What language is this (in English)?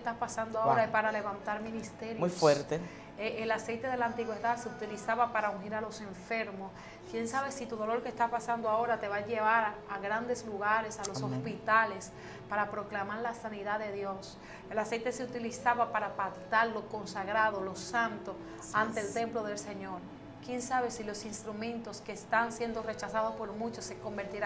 Spanish